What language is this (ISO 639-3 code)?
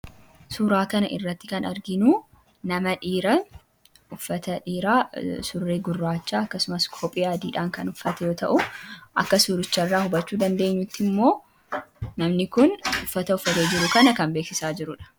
orm